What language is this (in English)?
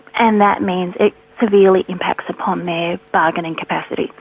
English